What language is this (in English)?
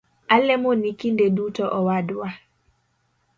Luo (Kenya and Tanzania)